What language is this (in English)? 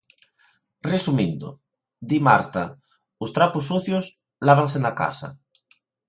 Galician